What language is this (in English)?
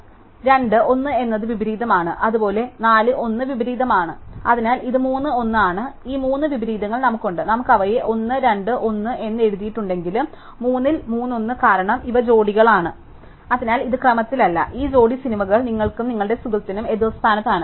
Malayalam